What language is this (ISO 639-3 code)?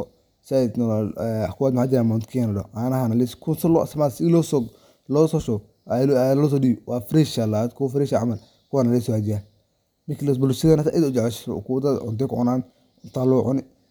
som